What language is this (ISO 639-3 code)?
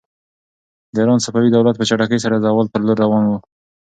pus